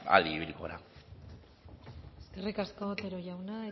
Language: Basque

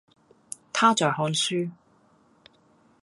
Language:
Cantonese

